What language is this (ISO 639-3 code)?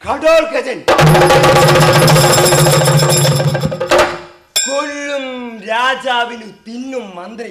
mal